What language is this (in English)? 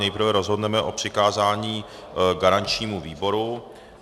Czech